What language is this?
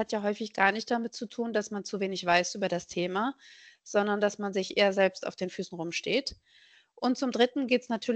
German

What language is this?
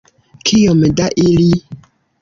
Esperanto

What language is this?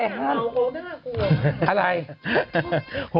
Thai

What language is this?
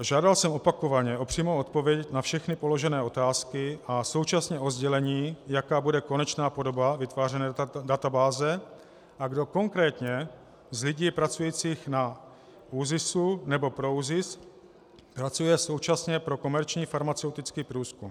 Czech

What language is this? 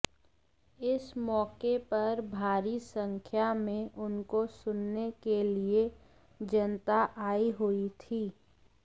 Hindi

